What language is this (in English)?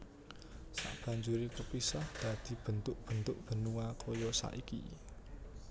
Javanese